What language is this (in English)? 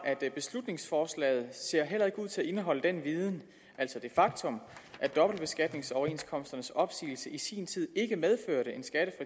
Danish